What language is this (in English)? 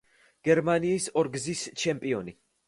Georgian